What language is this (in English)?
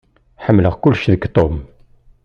Kabyle